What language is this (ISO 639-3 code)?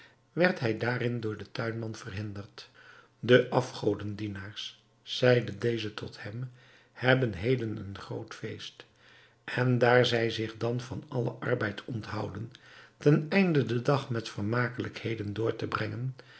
nld